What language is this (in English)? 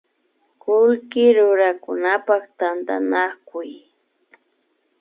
Imbabura Highland Quichua